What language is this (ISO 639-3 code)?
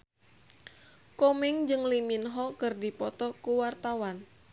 sun